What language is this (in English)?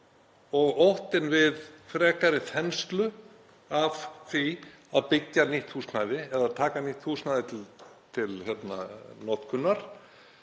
Icelandic